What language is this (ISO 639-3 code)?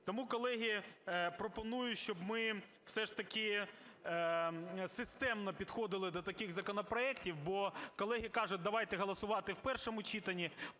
ukr